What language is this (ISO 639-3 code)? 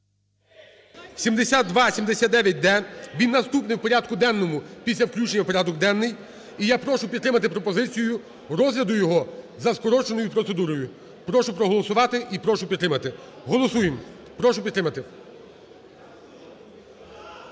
ukr